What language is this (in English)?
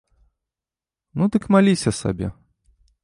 Belarusian